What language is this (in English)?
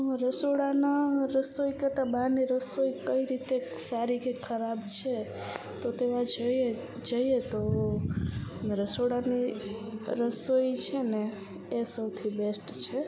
Gujarati